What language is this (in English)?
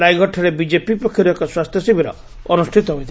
Odia